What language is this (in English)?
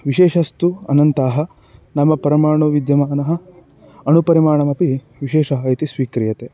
Sanskrit